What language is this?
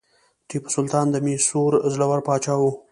Pashto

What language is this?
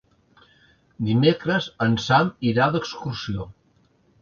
Catalan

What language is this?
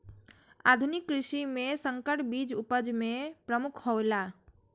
Maithili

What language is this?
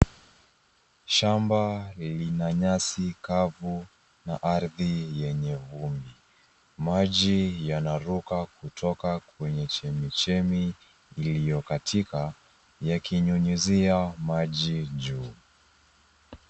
Swahili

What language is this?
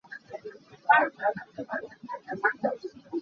Hakha Chin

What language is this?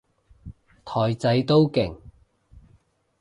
Cantonese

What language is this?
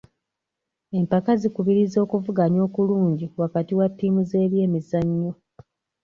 Ganda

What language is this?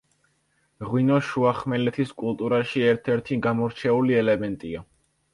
Georgian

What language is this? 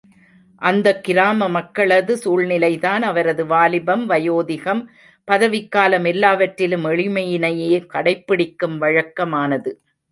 Tamil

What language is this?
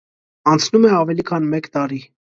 Armenian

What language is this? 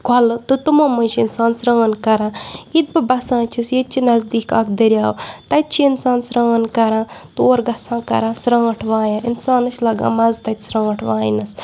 Kashmiri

